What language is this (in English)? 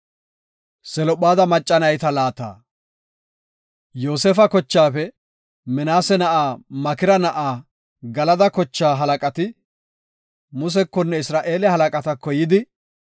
Gofa